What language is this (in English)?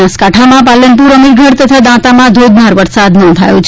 Gujarati